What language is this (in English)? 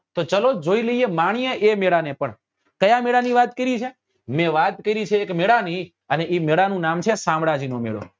Gujarati